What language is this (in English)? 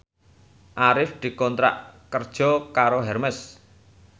Javanese